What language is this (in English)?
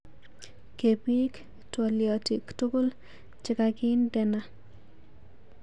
Kalenjin